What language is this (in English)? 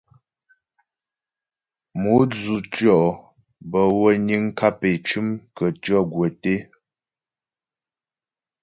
Ghomala